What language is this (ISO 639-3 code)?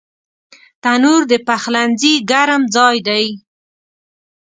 pus